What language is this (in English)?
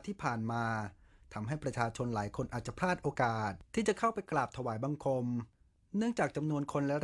Thai